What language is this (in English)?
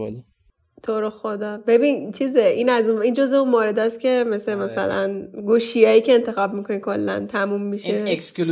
Persian